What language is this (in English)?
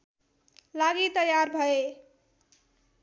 Nepali